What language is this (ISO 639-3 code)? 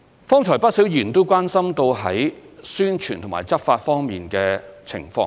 yue